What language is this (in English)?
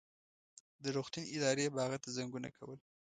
Pashto